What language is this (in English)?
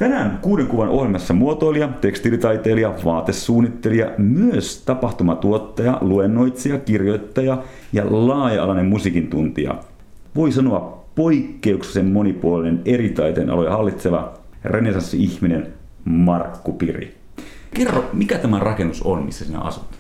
Finnish